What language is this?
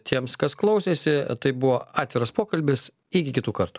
Lithuanian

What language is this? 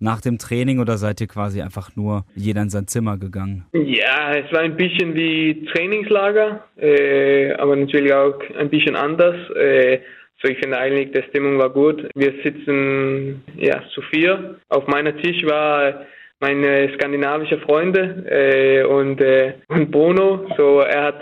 German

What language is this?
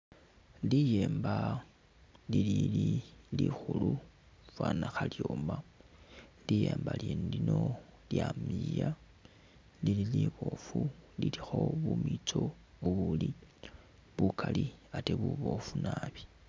Masaaba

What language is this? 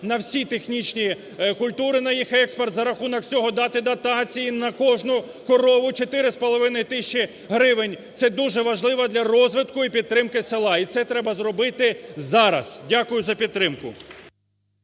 Ukrainian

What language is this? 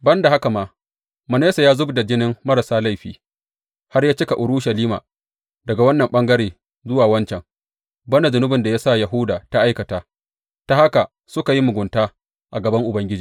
Hausa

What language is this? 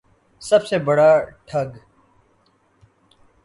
Urdu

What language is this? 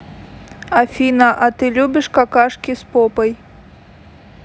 Russian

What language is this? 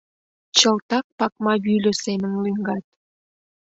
Mari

